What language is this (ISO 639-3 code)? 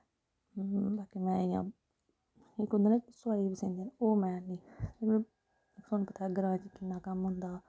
doi